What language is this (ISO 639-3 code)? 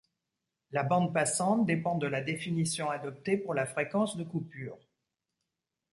fra